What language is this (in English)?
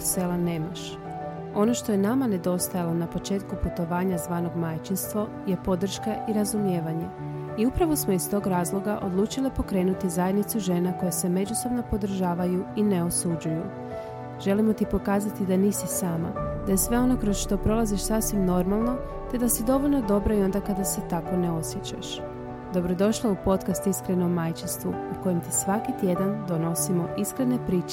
Croatian